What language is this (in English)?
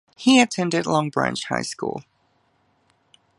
English